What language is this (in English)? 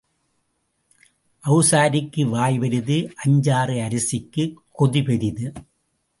Tamil